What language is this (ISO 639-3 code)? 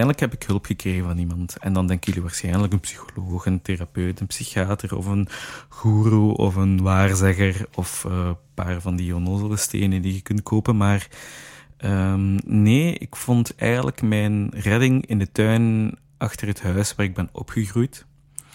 nld